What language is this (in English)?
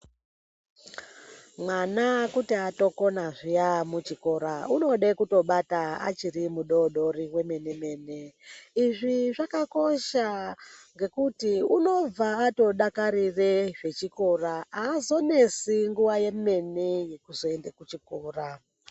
Ndau